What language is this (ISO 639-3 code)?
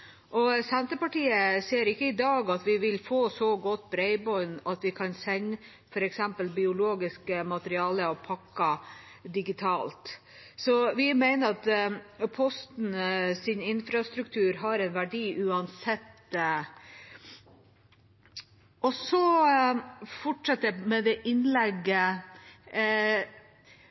nob